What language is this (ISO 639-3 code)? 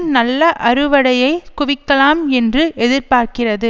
tam